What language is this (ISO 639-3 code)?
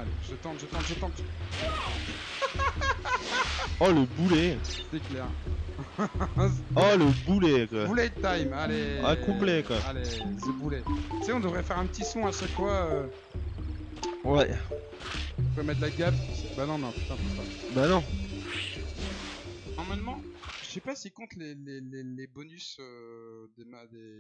fra